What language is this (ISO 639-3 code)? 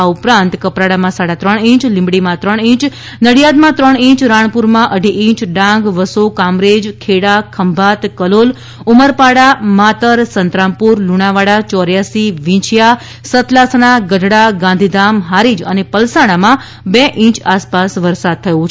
guj